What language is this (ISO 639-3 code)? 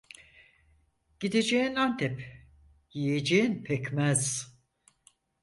tur